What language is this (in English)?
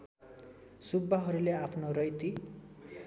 Nepali